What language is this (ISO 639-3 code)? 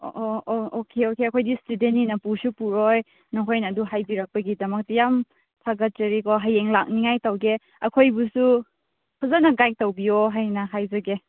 mni